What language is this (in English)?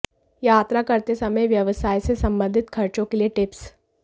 Hindi